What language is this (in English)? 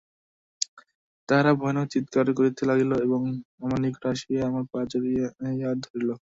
Bangla